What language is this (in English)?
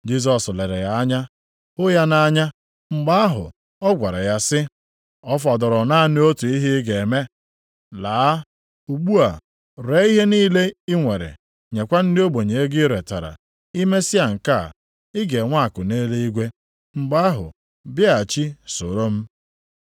Igbo